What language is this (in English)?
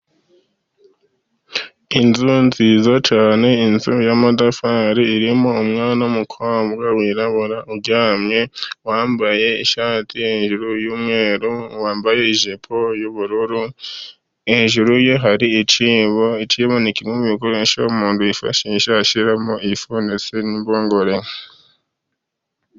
Kinyarwanda